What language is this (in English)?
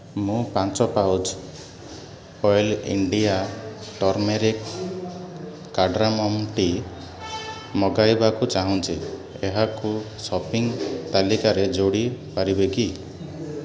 Odia